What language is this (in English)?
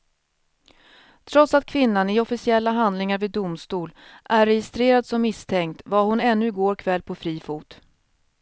Swedish